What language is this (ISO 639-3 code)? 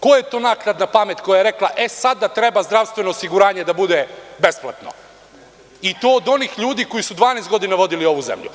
srp